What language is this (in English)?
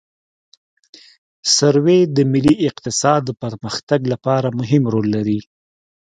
Pashto